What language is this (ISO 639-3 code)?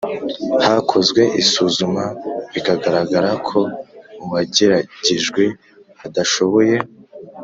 kin